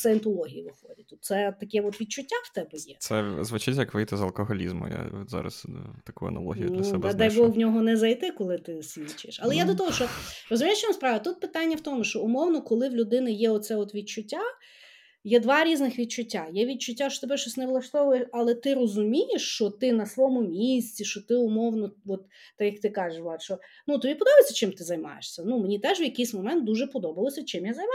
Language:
Ukrainian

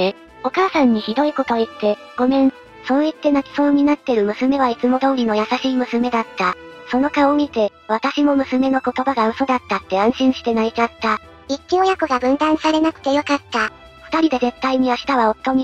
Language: Japanese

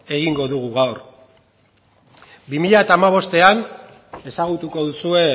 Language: Basque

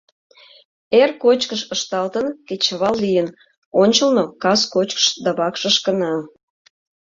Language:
Mari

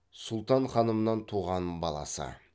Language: Kazakh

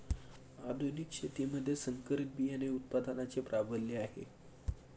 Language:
Marathi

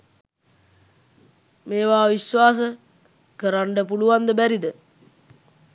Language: Sinhala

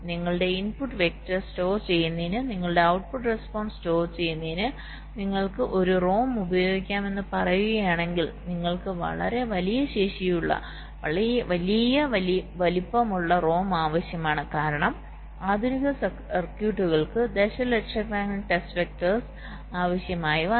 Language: Malayalam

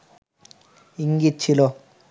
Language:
Bangla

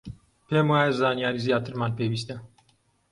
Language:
Central Kurdish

